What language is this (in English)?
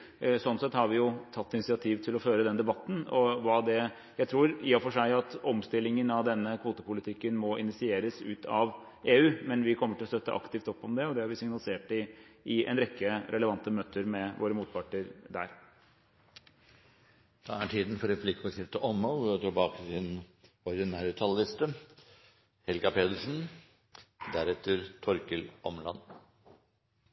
Norwegian